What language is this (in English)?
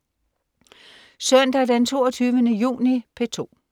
Danish